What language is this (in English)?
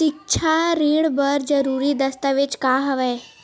Chhattisgarhi